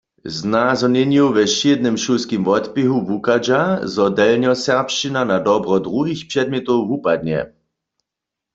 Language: Upper Sorbian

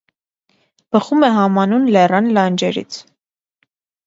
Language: Armenian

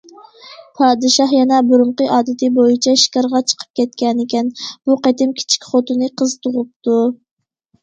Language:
Uyghur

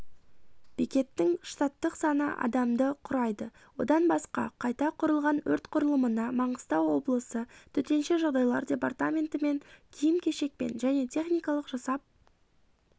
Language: Kazakh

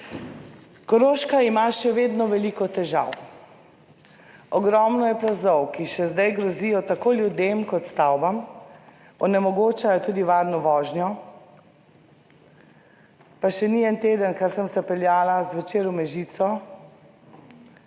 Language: Slovenian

